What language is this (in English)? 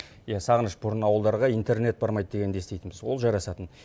Kazakh